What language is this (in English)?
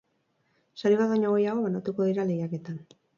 Basque